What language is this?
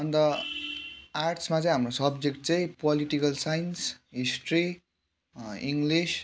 Nepali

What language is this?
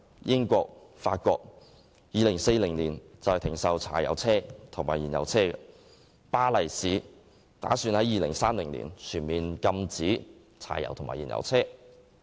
Cantonese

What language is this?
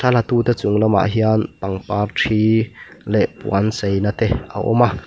Mizo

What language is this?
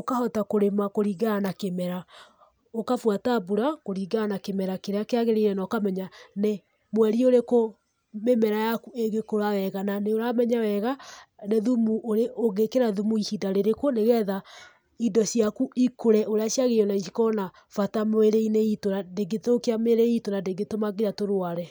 Kikuyu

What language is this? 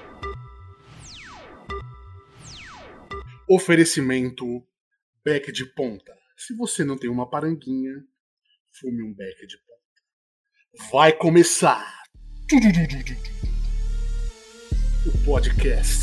Portuguese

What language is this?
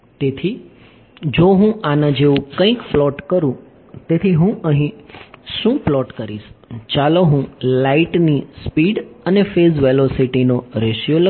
Gujarati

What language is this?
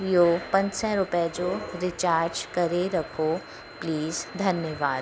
Sindhi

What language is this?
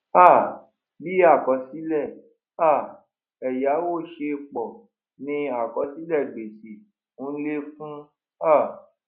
Yoruba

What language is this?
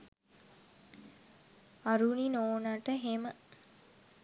Sinhala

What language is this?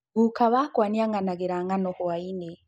Kikuyu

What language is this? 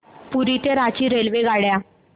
Marathi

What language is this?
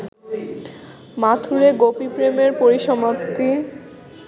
Bangla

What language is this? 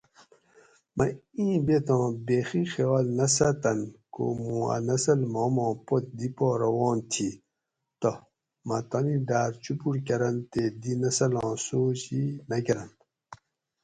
Gawri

